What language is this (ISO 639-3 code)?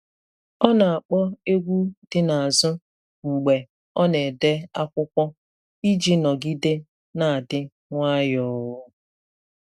ibo